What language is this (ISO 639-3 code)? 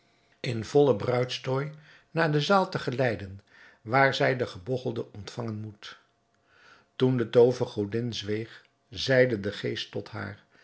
nld